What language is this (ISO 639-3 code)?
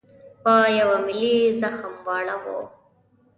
pus